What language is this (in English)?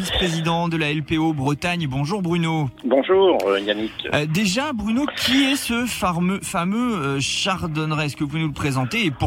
French